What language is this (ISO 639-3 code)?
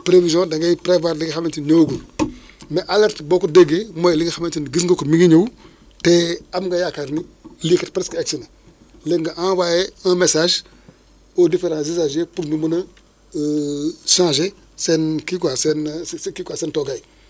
wol